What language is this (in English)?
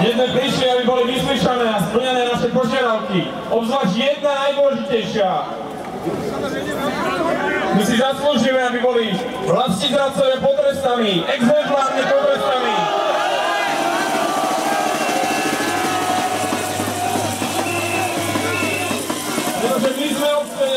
Polish